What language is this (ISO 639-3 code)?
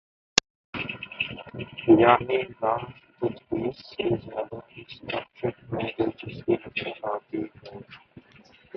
urd